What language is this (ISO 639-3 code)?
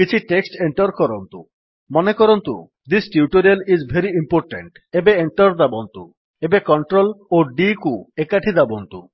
ori